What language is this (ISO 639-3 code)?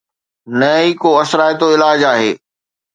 snd